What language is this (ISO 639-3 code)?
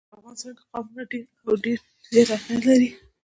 pus